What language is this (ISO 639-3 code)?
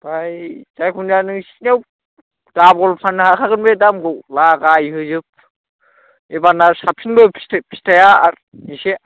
brx